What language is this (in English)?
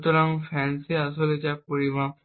Bangla